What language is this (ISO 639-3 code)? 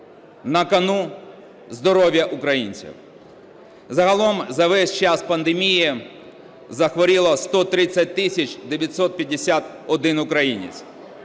ukr